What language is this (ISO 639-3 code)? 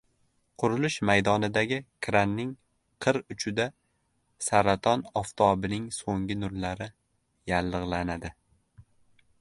uzb